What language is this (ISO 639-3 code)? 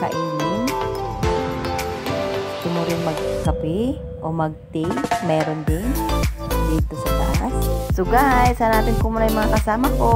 fil